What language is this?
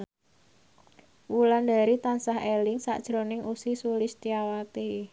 Javanese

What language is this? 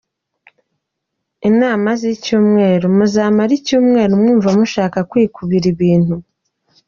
Kinyarwanda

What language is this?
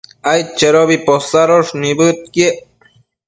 Matsés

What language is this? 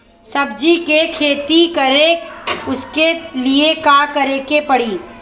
Bhojpuri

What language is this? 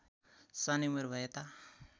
Nepali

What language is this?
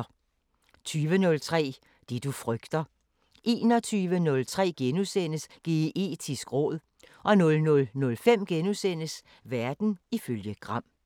Danish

